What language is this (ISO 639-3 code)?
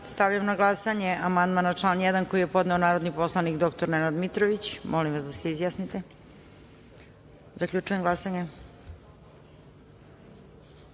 srp